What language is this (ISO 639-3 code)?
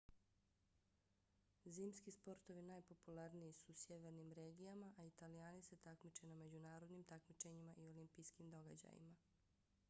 bos